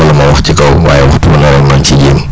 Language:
Wolof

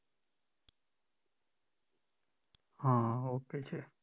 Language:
Gujarati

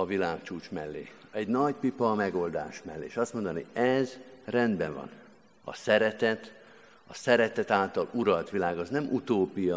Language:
Hungarian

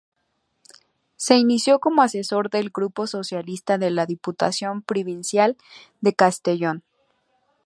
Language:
Spanish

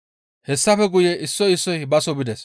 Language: Gamo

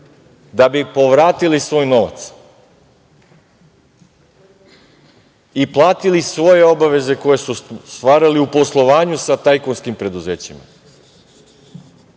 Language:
Serbian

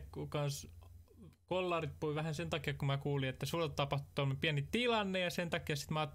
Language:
Finnish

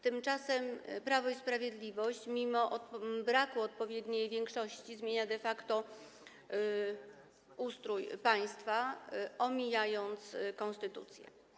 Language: Polish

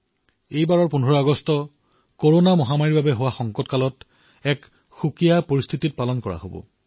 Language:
Assamese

